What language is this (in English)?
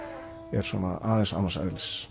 Icelandic